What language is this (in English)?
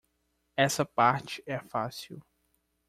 Portuguese